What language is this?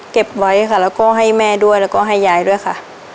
Thai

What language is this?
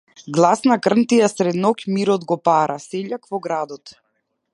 Macedonian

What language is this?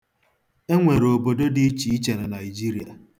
Igbo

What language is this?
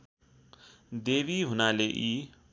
Nepali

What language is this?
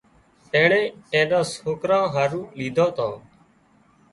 Wadiyara Koli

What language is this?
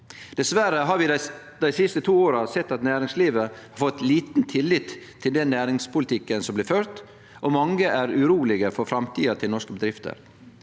Norwegian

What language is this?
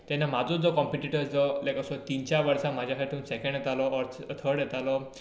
Konkani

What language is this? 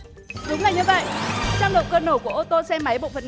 Vietnamese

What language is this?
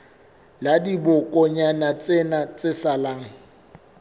Southern Sotho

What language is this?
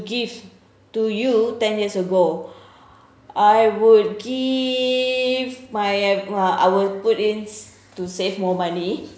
English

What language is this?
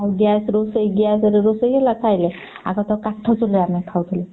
Odia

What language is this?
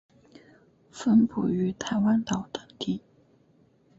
Chinese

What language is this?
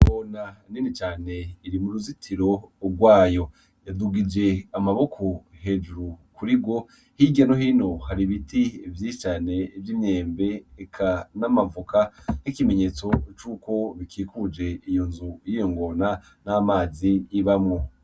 Rundi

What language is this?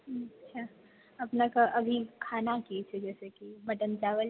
Maithili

